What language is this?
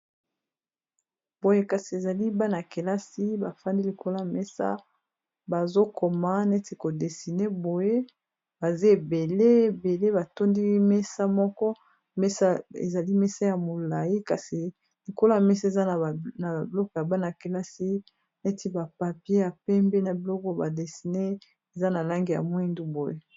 Lingala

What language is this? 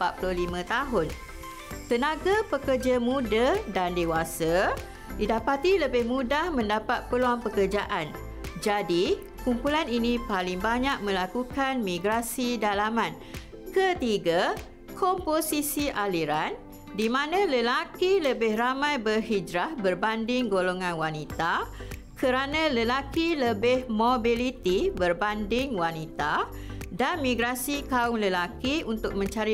Malay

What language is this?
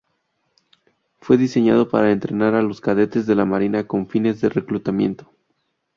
Spanish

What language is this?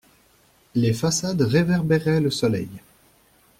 French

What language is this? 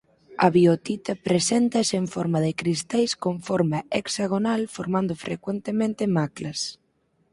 Galician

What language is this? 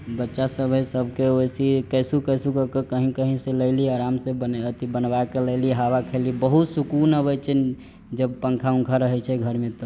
Maithili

